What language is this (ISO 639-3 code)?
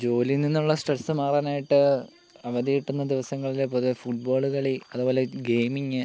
mal